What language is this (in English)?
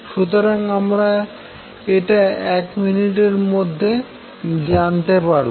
Bangla